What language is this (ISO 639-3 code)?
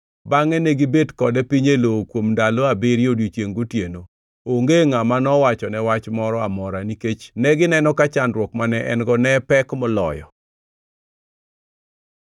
luo